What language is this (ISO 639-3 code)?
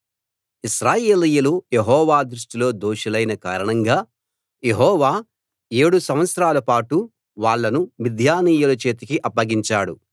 tel